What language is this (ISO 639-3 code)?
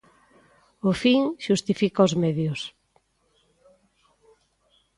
glg